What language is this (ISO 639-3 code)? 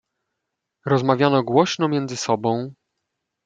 pol